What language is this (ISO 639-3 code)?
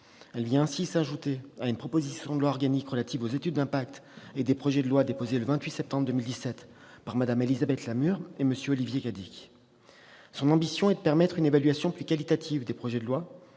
fra